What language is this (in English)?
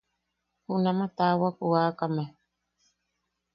Yaqui